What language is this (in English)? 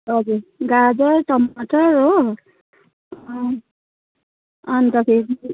Nepali